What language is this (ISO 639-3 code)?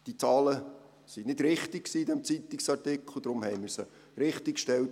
gsw